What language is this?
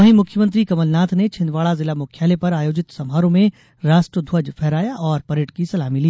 Hindi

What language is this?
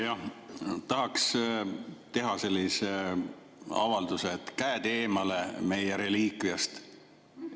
Estonian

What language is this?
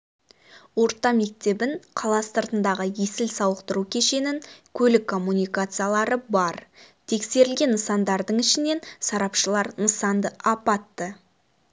Kazakh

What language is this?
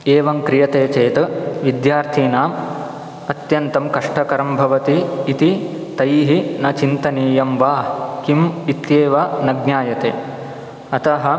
Sanskrit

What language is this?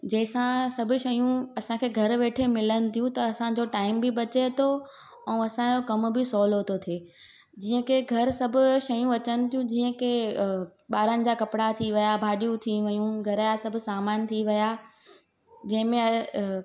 Sindhi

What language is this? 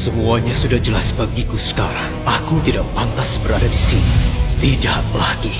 Indonesian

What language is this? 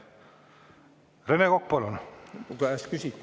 Estonian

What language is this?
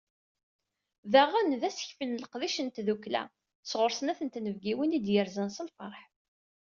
Kabyle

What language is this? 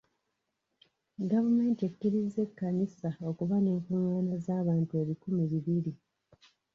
Ganda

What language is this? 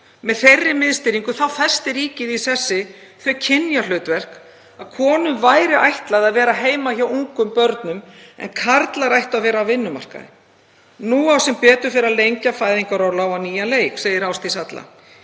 Icelandic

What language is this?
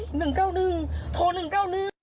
Thai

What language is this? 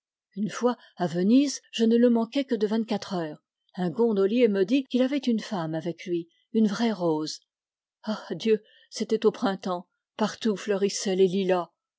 French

